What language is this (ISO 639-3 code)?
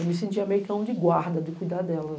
por